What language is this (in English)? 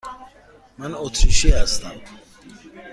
Persian